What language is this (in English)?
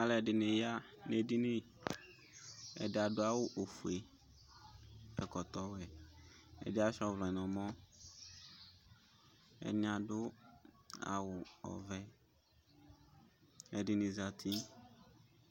Ikposo